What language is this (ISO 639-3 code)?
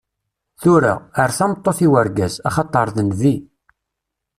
kab